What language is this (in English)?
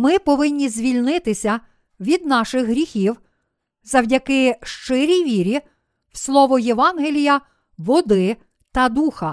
Ukrainian